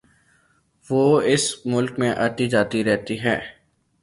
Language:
Urdu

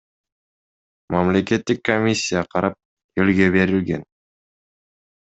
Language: Kyrgyz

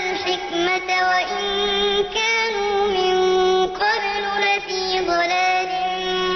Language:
Arabic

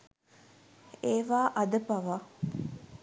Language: Sinhala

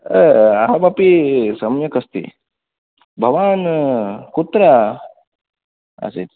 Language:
Sanskrit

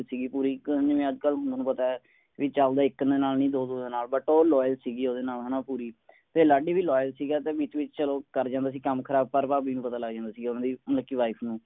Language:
Punjabi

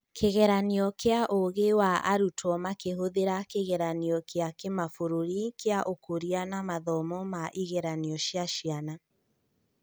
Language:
Kikuyu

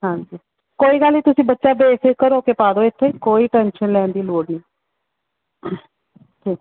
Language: Punjabi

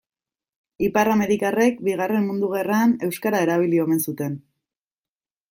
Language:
Basque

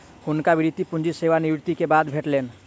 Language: Maithili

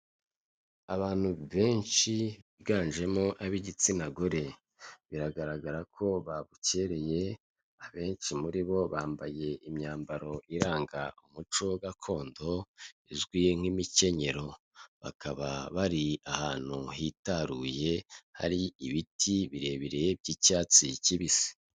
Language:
Kinyarwanda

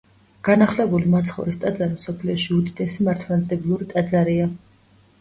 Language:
Georgian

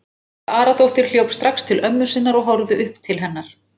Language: Icelandic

